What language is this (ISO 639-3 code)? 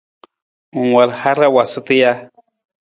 nmz